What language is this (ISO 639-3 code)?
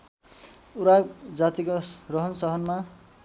nep